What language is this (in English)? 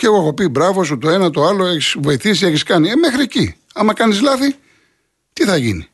Greek